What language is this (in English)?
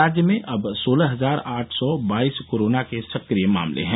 Hindi